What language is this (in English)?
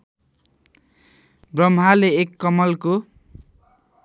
Nepali